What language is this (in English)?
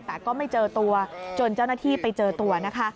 Thai